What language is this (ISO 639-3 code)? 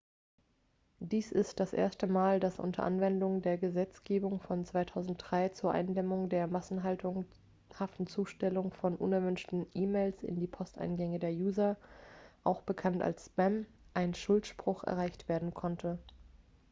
deu